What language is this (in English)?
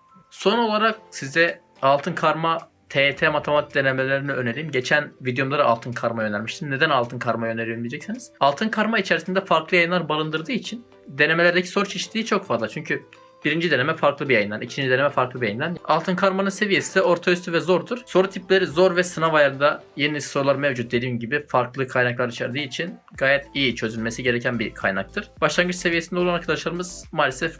Turkish